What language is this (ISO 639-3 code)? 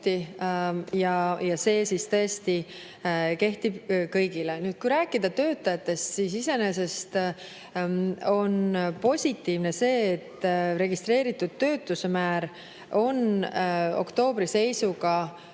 est